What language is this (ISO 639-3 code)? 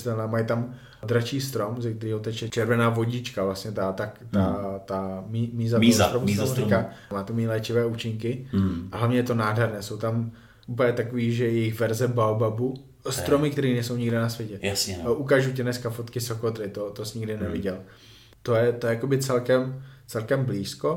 ces